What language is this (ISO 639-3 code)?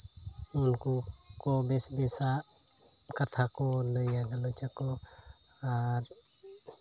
sat